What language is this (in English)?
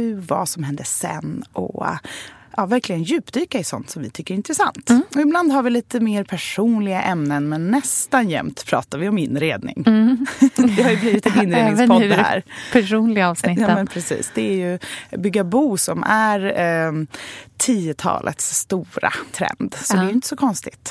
Swedish